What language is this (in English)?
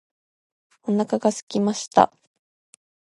Japanese